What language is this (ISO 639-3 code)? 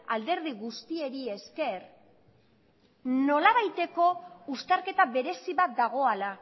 eus